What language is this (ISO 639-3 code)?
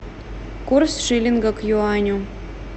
rus